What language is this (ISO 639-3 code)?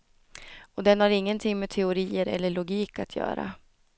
swe